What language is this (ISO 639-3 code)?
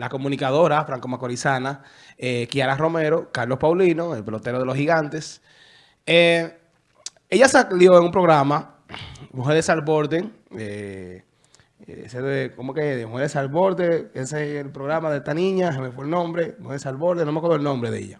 spa